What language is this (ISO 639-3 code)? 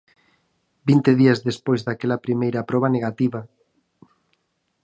glg